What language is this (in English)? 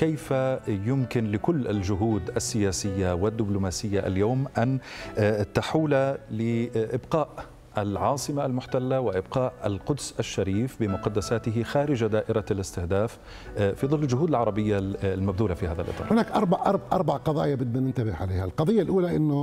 Arabic